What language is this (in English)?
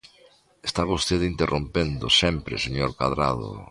Galician